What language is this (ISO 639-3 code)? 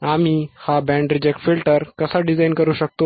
mar